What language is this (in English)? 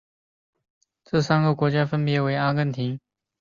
Chinese